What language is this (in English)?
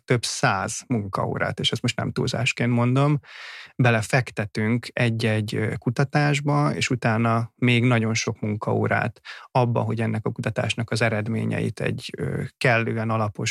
Hungarian